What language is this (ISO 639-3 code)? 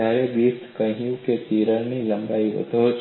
guj